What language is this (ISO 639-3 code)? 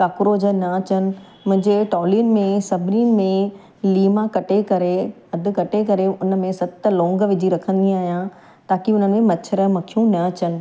snd